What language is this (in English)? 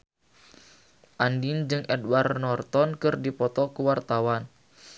Sundanese